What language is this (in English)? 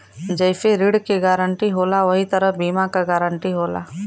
Bhojpuri